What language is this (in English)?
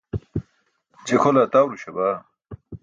Burushaski